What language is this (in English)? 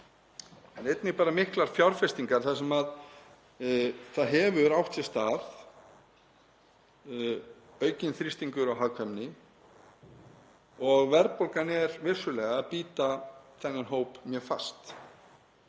Icelandic